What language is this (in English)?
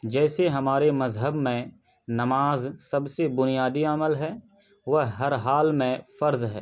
Urdu